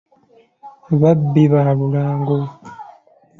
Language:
Ganda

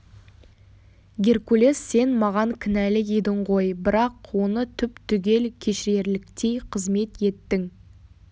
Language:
Kazakh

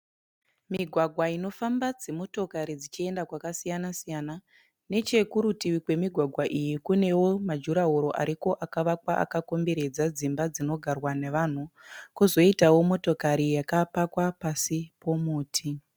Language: Shona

